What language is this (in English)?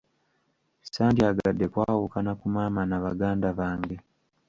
Ganda